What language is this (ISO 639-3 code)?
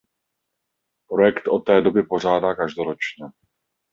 ces